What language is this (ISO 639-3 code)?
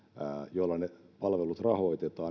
fin